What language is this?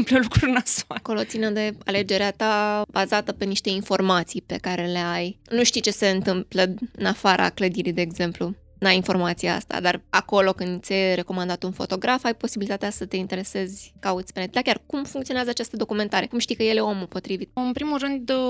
Romanian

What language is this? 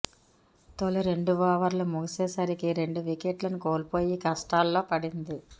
Telugu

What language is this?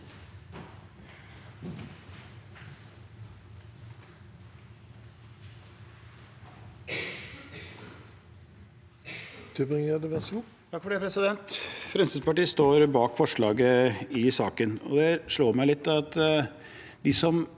Norwegian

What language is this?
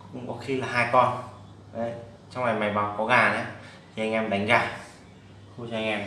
Vietnamese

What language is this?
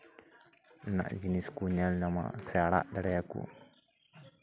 Santali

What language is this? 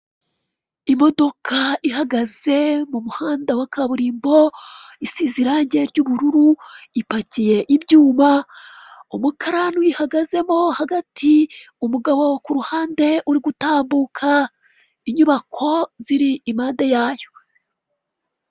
Kinyarwanda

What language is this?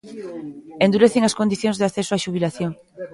Galician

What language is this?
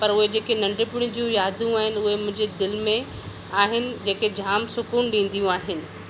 Sindhi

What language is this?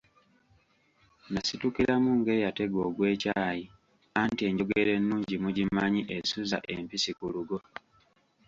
Ganda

